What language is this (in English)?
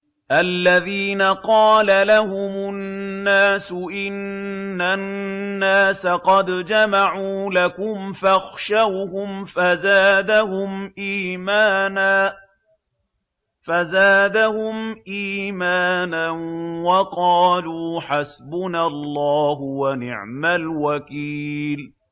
Arabic